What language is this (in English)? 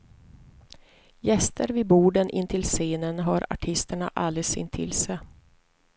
Swedish